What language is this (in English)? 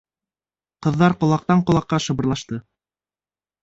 Bashkir